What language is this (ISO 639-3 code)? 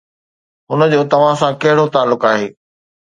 snd